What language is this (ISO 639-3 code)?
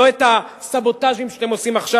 heb